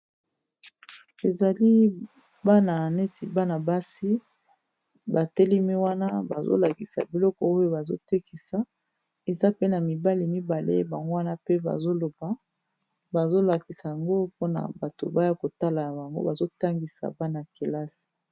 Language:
Lingala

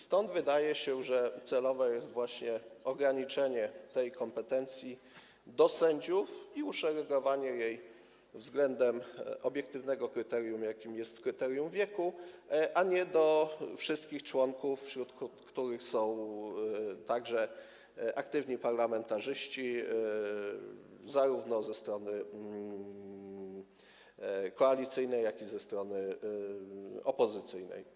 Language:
Polish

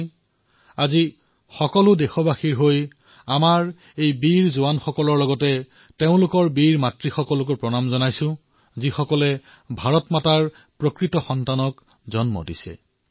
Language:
Assamese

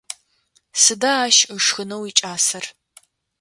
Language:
Adyghe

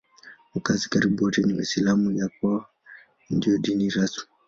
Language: Swahili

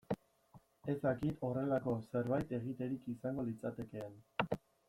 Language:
Basque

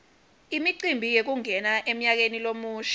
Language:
Swati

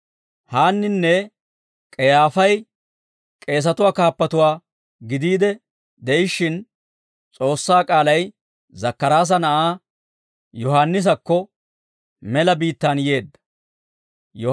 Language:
Dawro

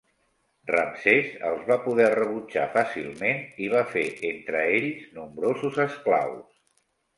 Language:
Catalan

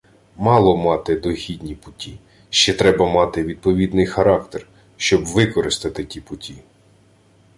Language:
Ukrainian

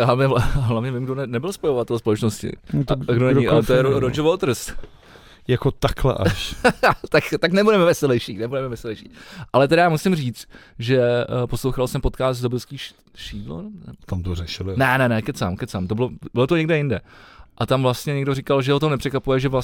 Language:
Czech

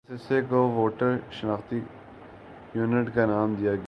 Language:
Urdu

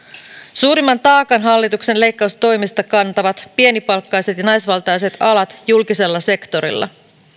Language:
Finnish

